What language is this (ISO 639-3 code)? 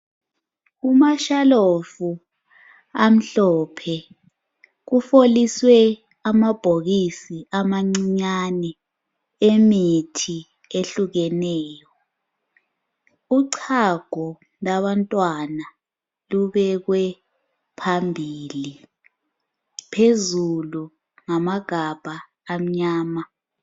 nde